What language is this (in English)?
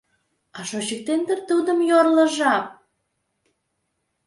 Mari